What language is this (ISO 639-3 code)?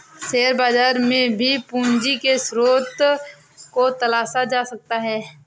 hin